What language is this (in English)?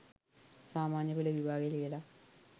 Sinhala